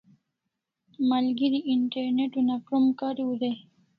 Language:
Kalasha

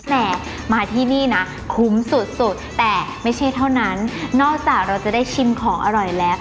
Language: Thai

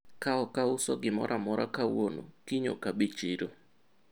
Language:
Luo (Kenya and Tanzania)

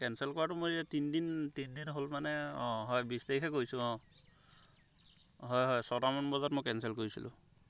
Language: Assamese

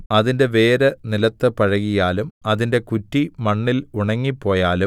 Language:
Malayalam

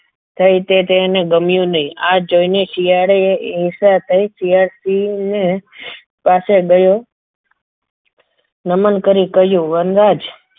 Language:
Gujarati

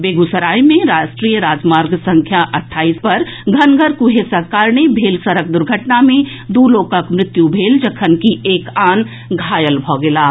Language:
Maithili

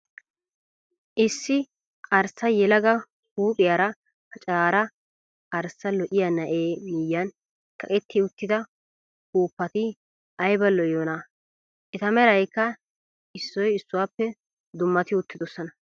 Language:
Wolaytta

